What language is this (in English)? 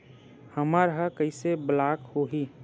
Chhattisgarhi